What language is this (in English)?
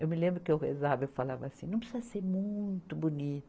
Portuguese